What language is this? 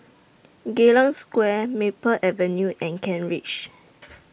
English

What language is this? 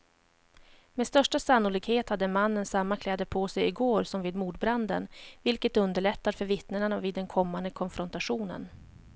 Swedish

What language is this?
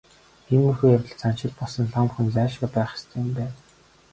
Mongolian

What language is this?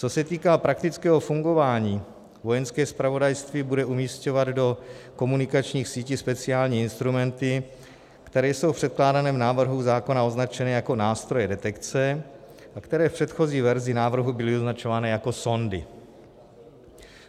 Czech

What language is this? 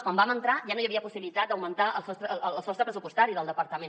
Catalan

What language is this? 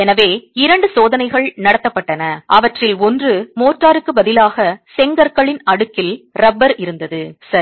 Tamil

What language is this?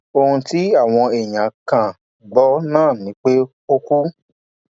Yoruba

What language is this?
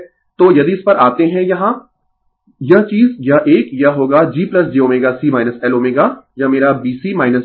Hindi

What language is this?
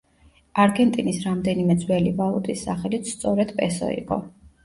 Georgian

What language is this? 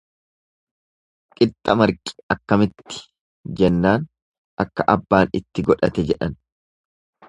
Oromo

